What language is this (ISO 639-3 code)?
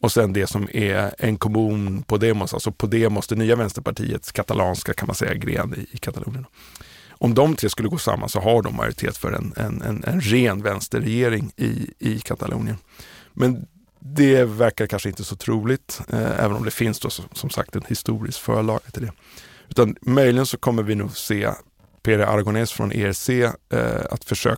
swe